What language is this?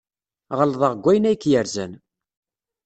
Kabyle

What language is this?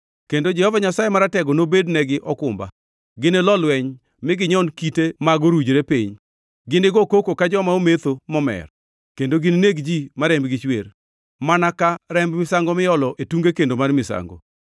Luo (Kenya and Tanzania)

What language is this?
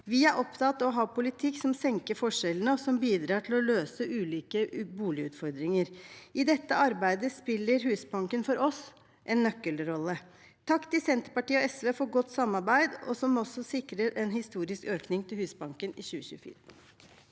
Norwegian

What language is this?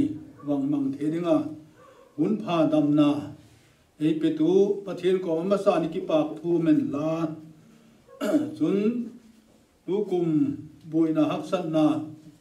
Turkish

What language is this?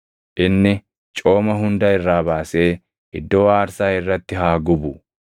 Oromo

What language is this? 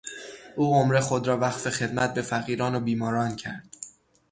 Persian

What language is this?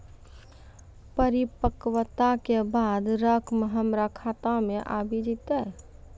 Maithili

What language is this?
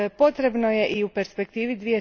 Croatian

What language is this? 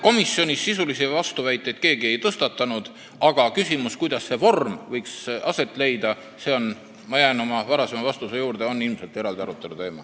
Estonian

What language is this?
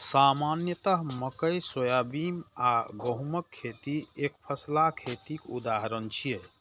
Maithili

